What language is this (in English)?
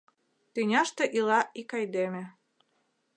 Mari